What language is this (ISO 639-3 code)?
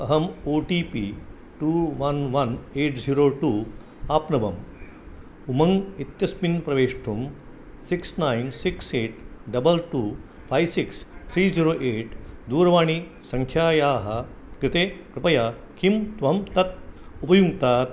san